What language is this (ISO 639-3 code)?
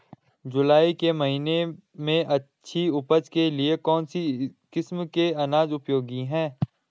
hin